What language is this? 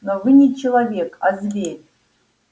Russian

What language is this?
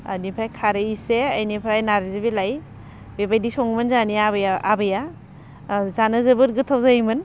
Bodo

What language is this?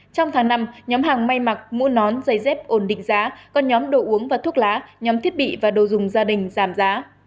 Vietnamese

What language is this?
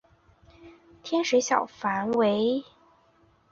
Chinese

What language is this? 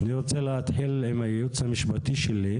Hebrew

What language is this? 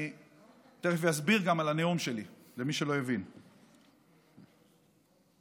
Hebrew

